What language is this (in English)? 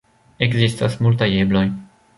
Esperanto